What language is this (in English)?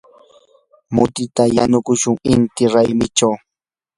Yanahuanca Pasco Quechua